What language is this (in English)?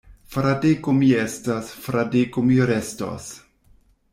Esperanto